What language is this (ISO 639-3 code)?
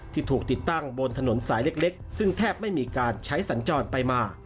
tha